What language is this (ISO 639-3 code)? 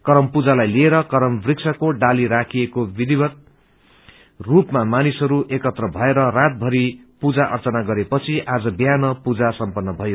nep